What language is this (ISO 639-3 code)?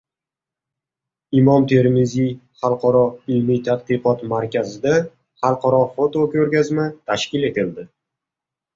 uzb